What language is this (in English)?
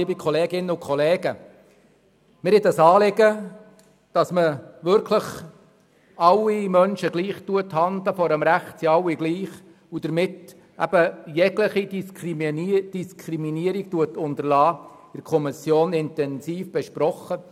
Swiss German